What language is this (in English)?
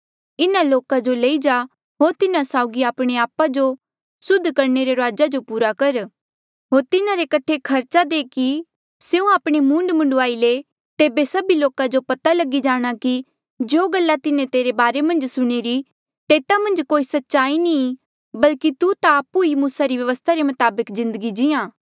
Mandeali